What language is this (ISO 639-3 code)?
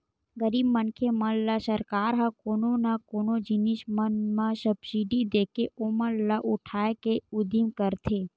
hne